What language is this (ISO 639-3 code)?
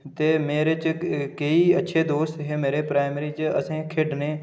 doi